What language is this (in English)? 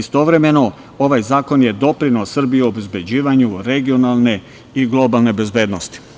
Serbian